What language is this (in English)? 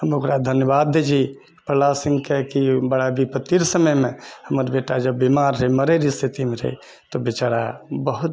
Maithili